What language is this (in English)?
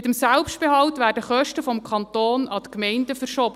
Swiss German